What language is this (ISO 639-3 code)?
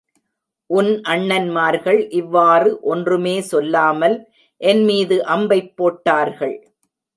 tam